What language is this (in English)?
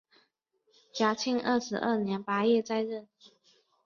Chinese